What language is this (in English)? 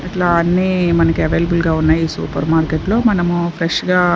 Telugu